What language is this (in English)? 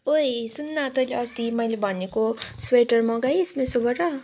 Nepali